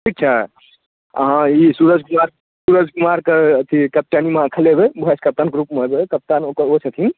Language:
Maithili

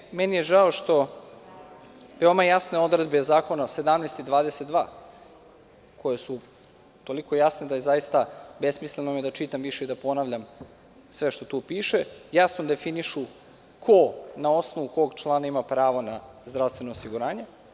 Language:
Serbian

